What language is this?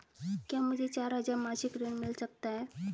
Hindi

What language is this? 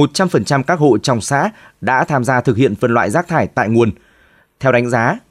Vietnamese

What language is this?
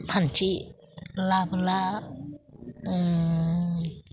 Bodo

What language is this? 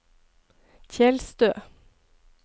Norwegian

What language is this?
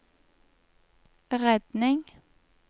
Norwegian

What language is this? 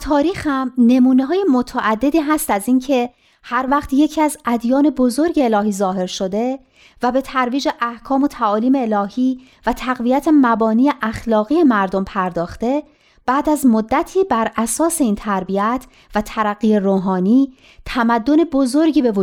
Persian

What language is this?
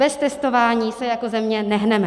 Czech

